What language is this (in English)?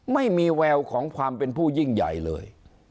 Thai